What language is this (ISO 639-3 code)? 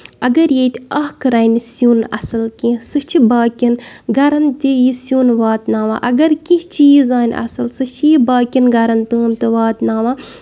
kas